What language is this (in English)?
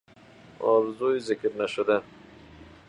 Persian